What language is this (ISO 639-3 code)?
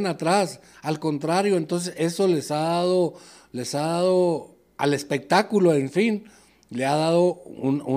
spa